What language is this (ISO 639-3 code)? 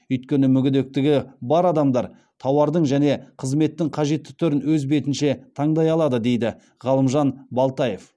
kaz